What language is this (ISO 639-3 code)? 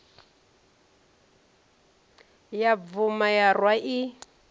ven